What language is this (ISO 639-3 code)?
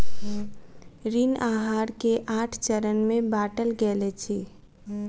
mai